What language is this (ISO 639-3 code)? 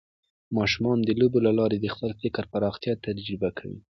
pus